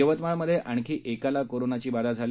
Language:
Marathi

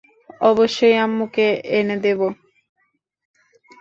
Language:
Bangla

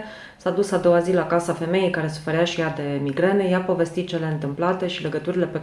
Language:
Romanian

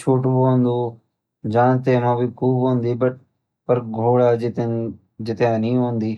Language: Garhwali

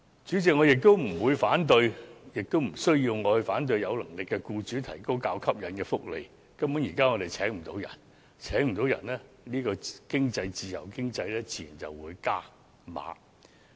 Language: Cantonese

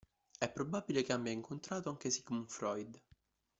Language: Italian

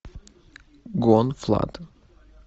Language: Russian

